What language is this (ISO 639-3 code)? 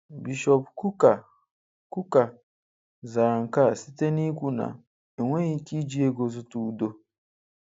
ibo